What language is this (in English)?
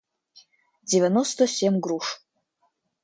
Russian